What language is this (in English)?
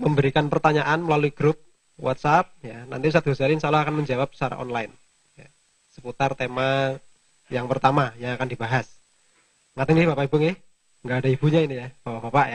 Indonesian